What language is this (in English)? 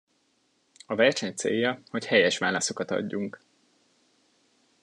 Hungarian